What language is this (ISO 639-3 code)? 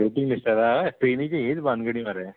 kok